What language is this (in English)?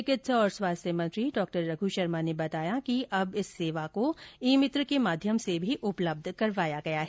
Hindi